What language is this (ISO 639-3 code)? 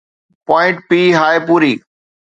snd